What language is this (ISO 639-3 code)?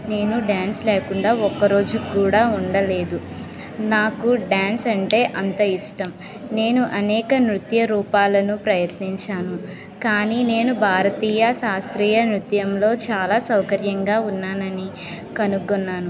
tel